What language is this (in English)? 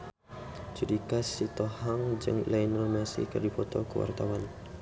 Sundanese